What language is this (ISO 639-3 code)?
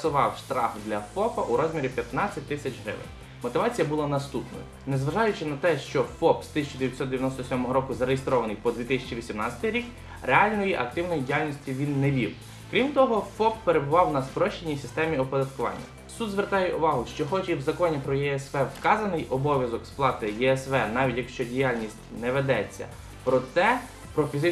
ukr